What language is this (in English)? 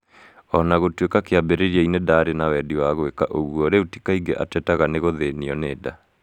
Kikuyu